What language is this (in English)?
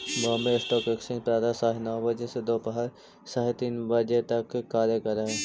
Magahi